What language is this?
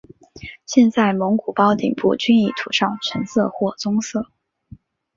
Chinese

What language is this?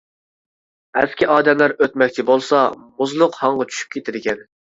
Uyghur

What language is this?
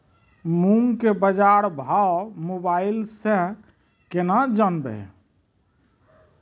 Maithili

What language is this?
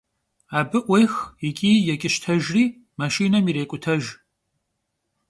Kabardian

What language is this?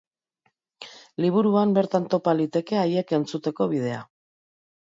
Basque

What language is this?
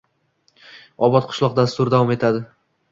Uzbek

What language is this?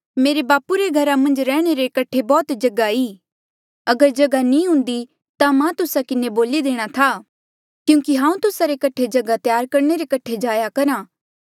Mandeali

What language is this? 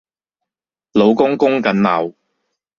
Cantonese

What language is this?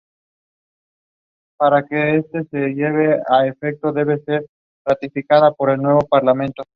Spanish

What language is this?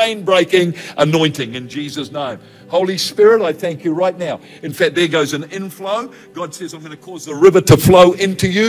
Vietnamese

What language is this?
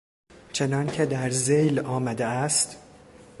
Persian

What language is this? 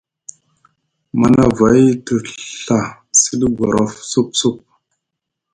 Musgu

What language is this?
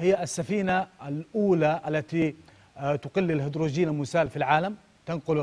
Arabic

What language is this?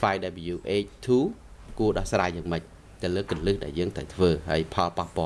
Vietnamese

